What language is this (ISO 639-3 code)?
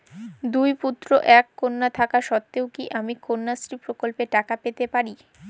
ben